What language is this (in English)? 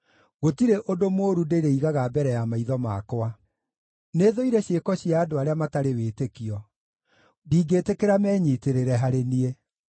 Kikuyu